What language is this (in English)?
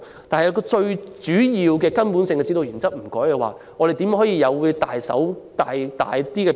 Cantonese